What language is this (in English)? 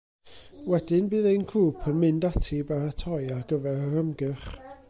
Welsh